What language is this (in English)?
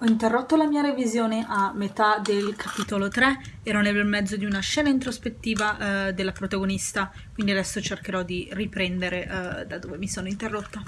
Italian